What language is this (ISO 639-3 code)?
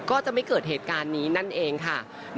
tha